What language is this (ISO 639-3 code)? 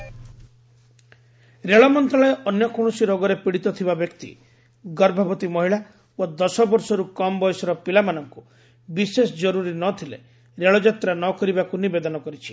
ori